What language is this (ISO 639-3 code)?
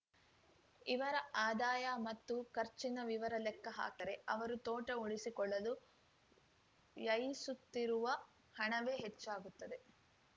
kan